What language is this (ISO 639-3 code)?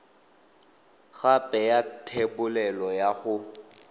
tsn